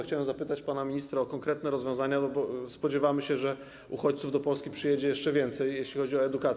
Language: Polish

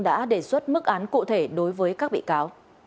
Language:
Vietnamese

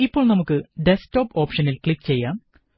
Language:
Malayalam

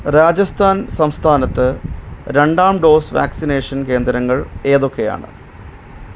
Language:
Malayalam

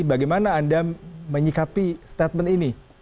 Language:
Indonesian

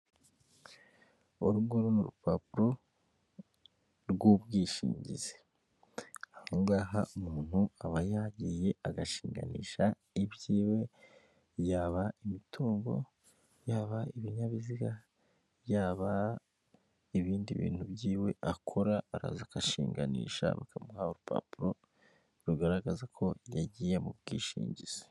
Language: Kinyarwanda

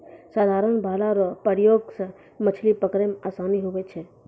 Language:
Maithili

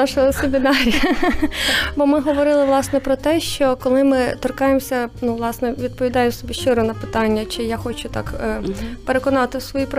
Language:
Ukrainian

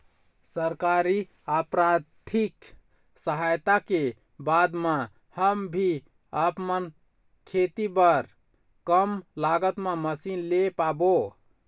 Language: Chhattisgarhi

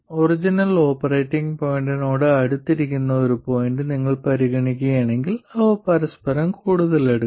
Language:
Malayalam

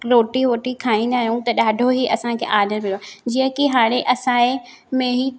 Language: Sindhi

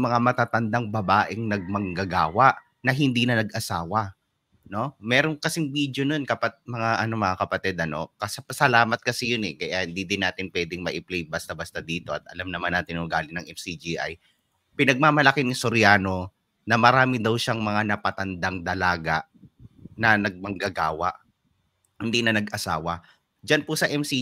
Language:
Filipino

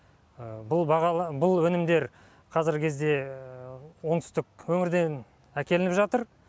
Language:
Kazakh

